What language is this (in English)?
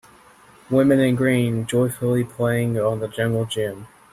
English